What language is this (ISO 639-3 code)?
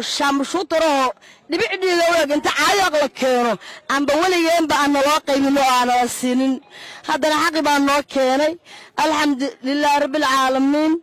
ara